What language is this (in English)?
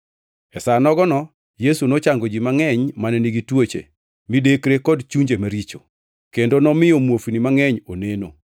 Luo (Kenya and Tanzania)